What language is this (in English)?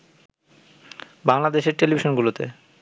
Bangla